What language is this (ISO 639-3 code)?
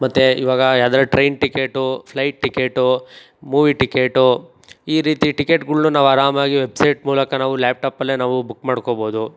kan